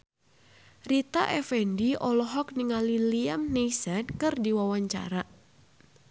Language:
Sundanese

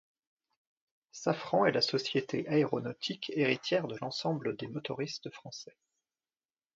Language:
French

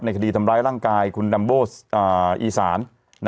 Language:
Thai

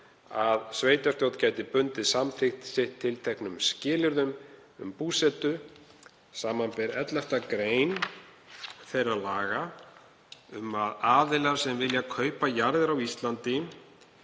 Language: Icelandic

